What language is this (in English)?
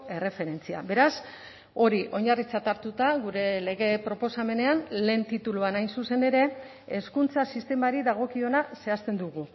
Basque